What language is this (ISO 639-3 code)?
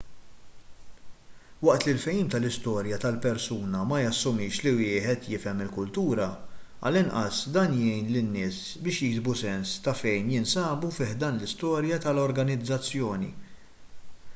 mlt